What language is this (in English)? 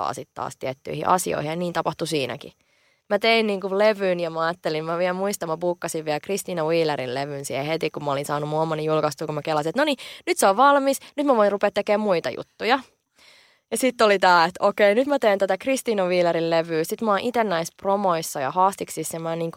Finnish